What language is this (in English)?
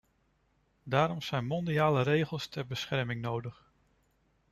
Dutch